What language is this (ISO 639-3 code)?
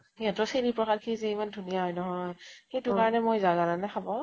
asm